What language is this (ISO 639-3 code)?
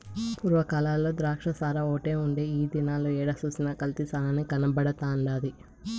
tel